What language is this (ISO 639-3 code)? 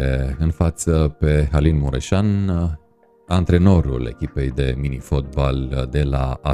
ron